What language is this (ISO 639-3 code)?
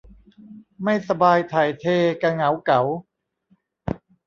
tha